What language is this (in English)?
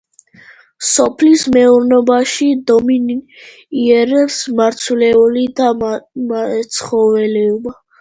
Georgian